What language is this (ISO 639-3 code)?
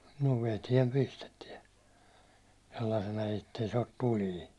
fin